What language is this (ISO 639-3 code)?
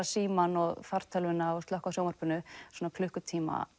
isl